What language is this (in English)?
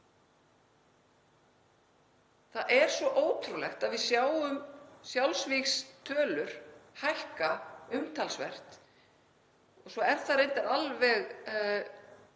Icelandic